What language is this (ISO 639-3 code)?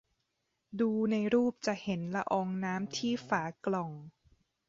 tha